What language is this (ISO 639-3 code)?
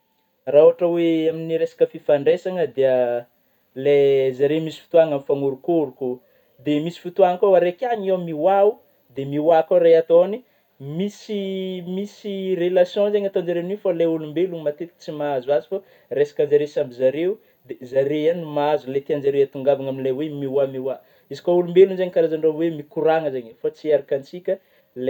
bmm